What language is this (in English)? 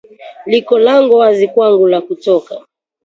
Swahili